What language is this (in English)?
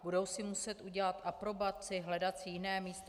Czech